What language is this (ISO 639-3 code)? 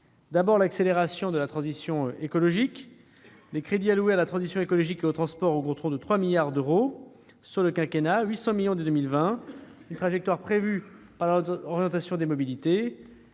fra